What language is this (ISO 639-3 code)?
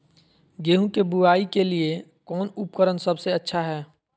mag